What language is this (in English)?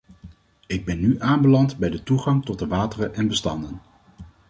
Dutch